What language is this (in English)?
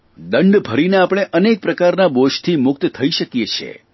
Gujarati